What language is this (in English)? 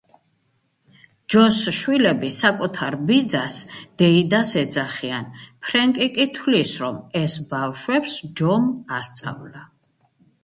Georgian